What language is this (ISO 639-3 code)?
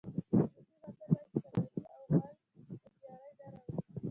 pus